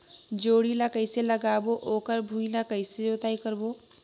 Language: Chhattisgarhi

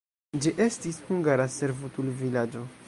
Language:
Esperanto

